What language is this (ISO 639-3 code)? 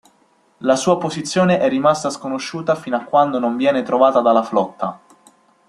ita